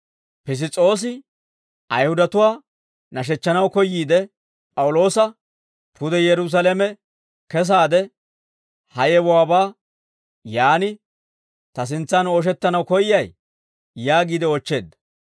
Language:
Dawro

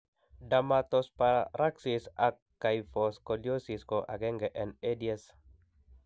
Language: Kalenjin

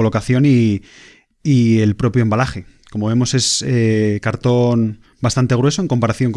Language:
Spanish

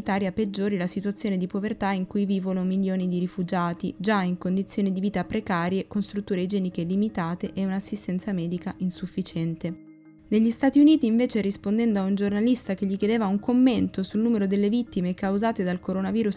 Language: Italian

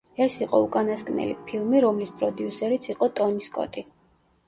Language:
Georgian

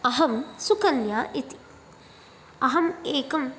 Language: Sanskrit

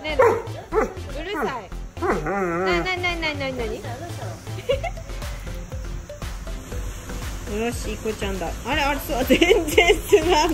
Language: Japanese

